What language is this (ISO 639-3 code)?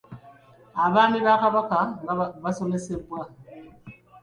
lug